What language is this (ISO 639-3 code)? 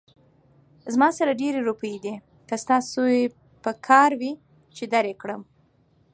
pus